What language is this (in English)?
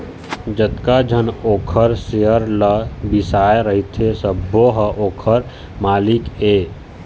Chhattisgarhi